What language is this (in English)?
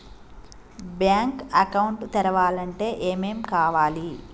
Telugu